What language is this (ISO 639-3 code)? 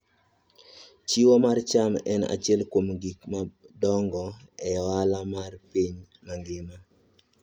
luo